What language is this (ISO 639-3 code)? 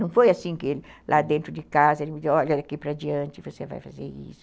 por